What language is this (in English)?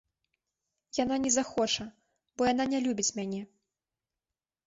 Belarusian